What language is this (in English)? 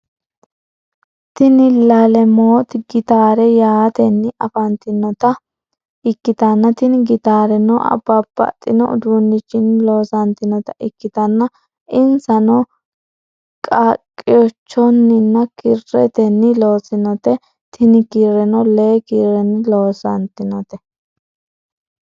Sidamo